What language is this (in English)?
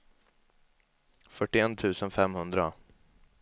Swedish